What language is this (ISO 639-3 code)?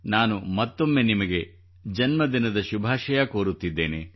kan